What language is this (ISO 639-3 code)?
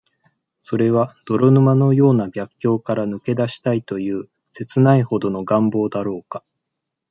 jpn